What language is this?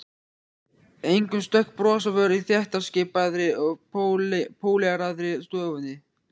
Icelandic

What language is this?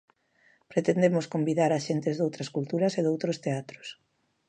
Galician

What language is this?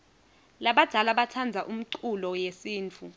Swati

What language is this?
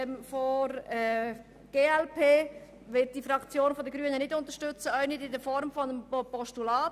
Swiss German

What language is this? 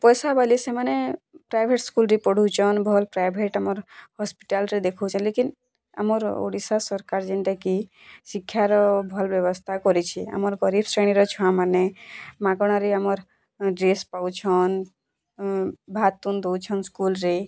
Odia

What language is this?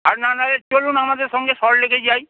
Bangla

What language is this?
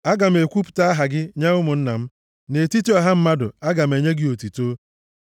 Igbo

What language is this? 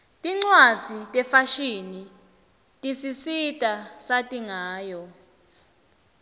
Swati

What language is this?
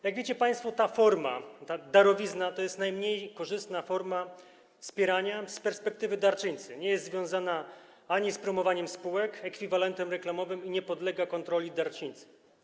Polish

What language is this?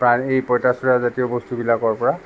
Assamese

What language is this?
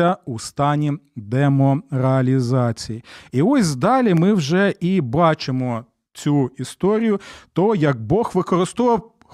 Ukrainian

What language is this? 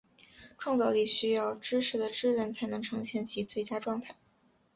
Chinese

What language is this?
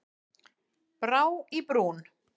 Icelandic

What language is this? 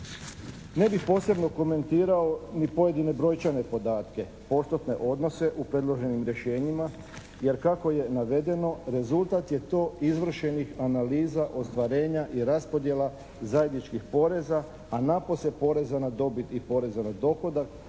Croatian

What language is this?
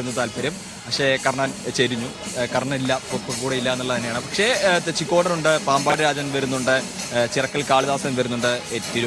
Portuguese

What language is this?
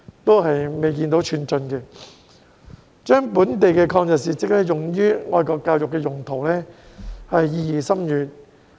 Cantonese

